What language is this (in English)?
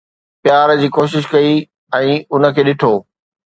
Sindhi